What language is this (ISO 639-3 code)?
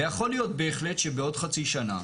heb